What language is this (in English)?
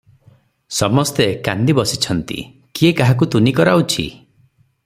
Odia